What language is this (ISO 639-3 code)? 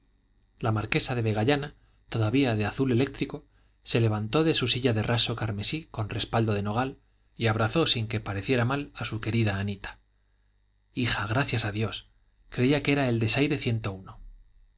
spa